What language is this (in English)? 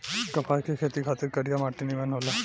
Bhojpuri